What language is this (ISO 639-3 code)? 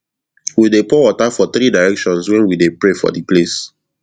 pcm